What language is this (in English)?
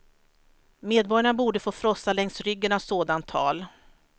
Swedish